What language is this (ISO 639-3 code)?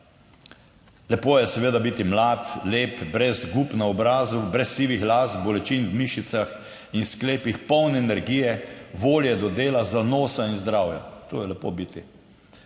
slv